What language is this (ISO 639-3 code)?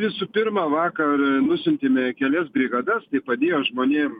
lit